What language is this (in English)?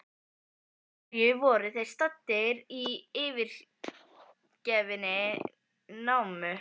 Icelandic